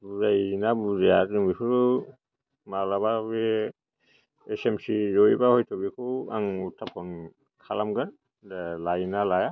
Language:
Bodo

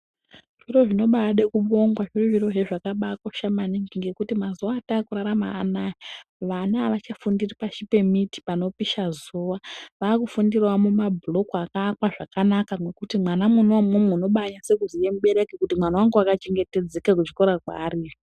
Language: Ndau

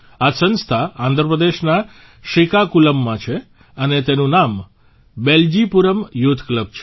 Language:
Gujarati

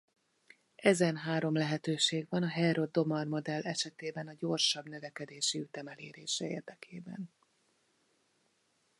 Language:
Hungarian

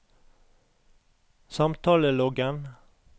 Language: Norwegian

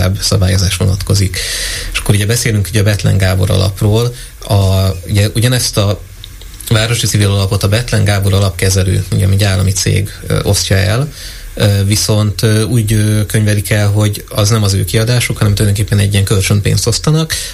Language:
Hungarian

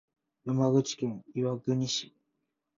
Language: Japanese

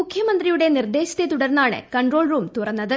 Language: Malayalam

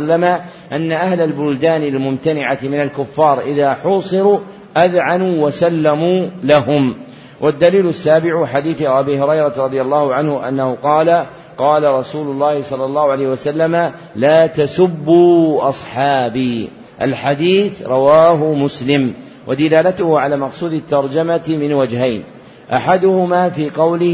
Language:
Arabic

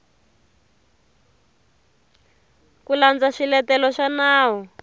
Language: Tsonga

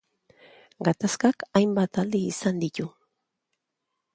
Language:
Basque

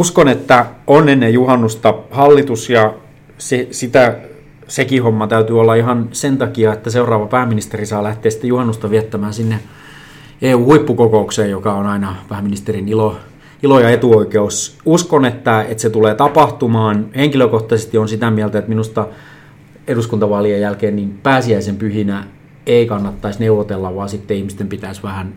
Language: Finnish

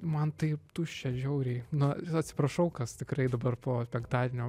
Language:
Lithuanian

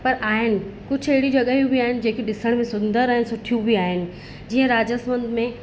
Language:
Sindhi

